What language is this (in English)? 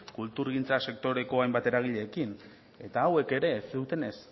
Basque